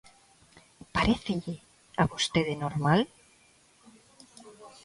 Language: Galician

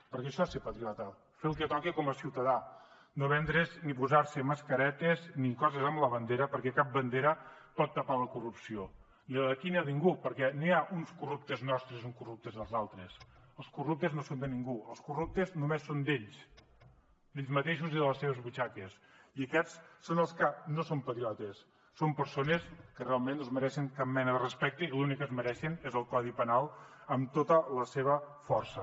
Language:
Catalan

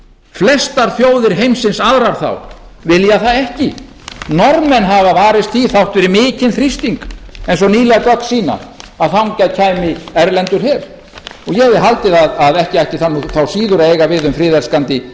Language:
Icelandic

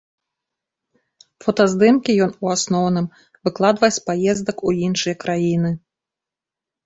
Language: Belarusian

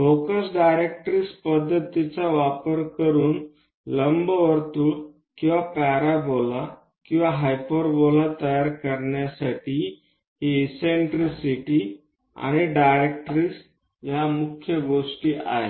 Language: Marathi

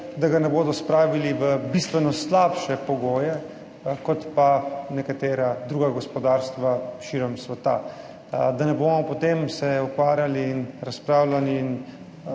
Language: Slovenian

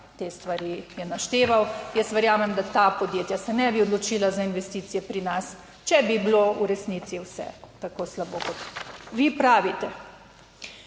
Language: Slovenian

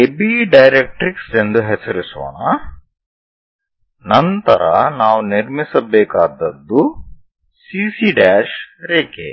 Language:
Kannada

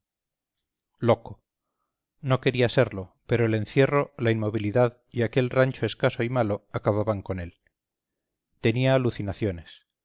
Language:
Spanish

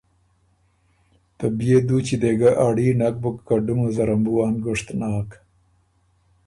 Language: Ormuri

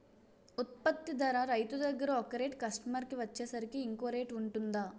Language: Telugu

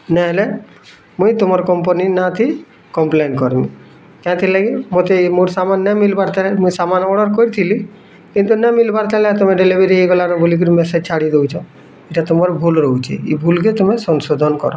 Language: Odia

